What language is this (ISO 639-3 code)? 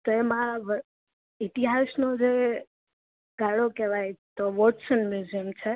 guj